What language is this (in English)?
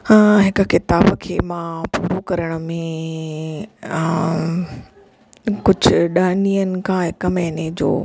Sindhi